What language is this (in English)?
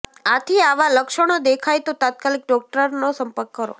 Gujarati